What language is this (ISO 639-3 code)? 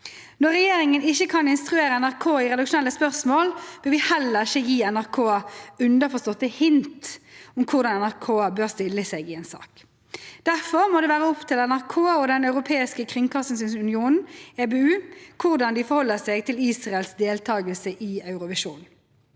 nor